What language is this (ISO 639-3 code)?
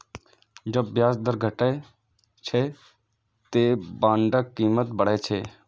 mai